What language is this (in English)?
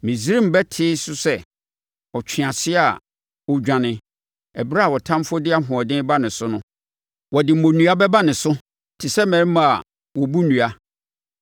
Akan